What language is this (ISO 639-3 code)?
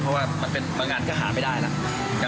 tha